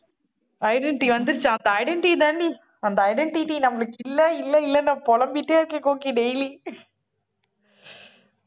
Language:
Tamil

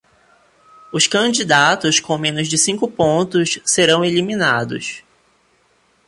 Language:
Portuguese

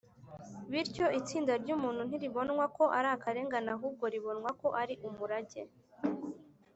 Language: Kinyarwanda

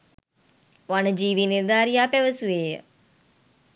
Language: Sinhala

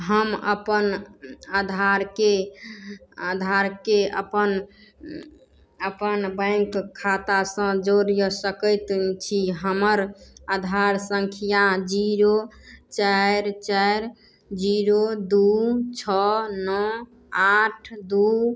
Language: Maithili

